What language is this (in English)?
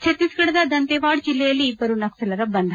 Kannada